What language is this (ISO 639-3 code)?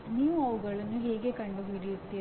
kan